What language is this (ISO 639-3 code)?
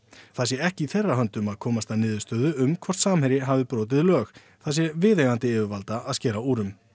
isl